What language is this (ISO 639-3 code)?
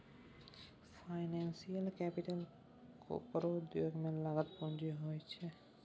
mai